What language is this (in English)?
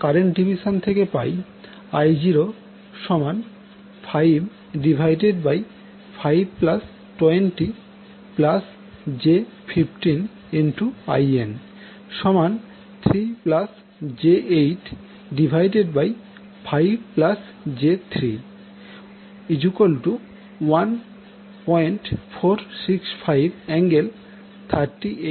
Bangla